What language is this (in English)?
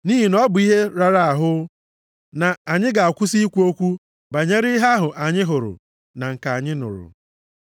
Igbo